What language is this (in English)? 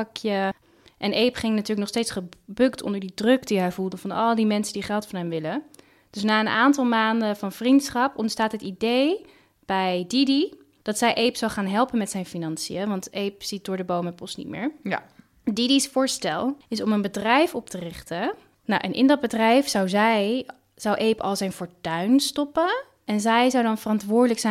Dutch